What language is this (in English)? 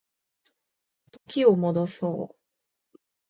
Japanese